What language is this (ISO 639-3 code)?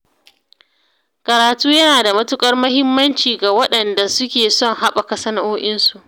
hau